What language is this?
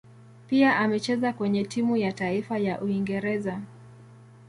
Swahili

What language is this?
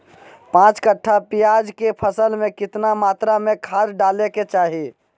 Magahi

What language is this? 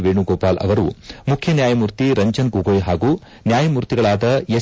Kannada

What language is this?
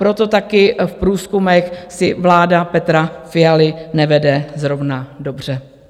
Czech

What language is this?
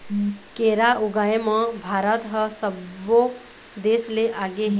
Chhattisgarhi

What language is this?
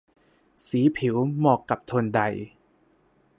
Thai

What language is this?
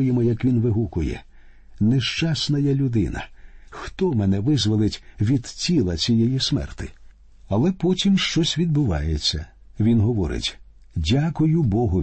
Ukrainian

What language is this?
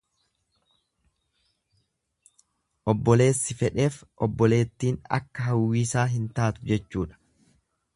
Oromo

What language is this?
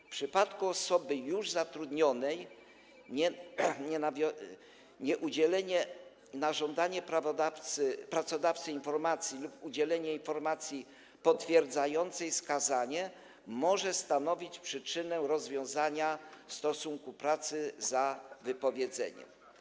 Polish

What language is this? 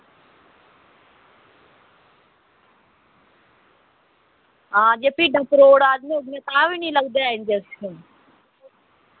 Dogri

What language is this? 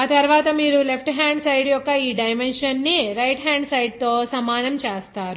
Telugu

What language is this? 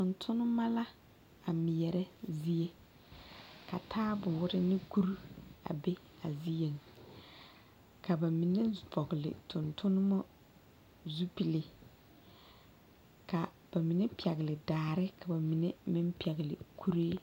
Southern Dagaare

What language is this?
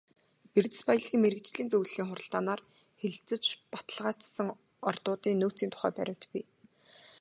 Mongolian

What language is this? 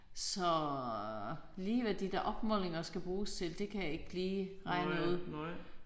Danish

